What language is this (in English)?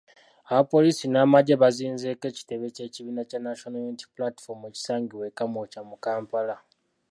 Ganda